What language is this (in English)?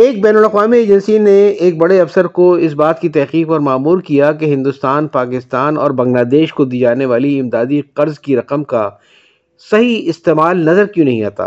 Urdu